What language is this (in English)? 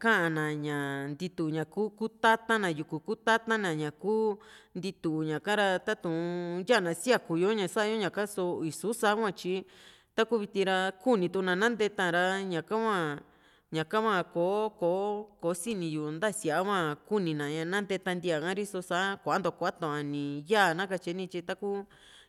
Juxtlahuaca Mixtec